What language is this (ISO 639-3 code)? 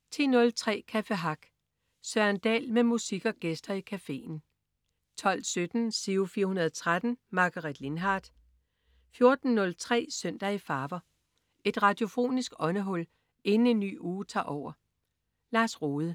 dan